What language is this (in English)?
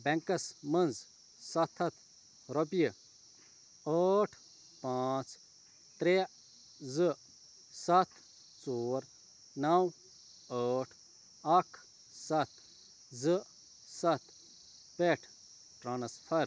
Kashmiri